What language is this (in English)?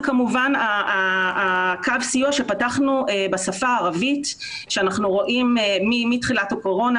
Hebrew